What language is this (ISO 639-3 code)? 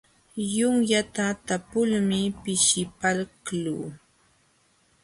qxw